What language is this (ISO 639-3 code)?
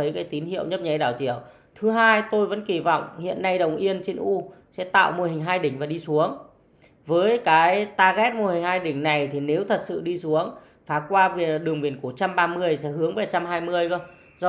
vie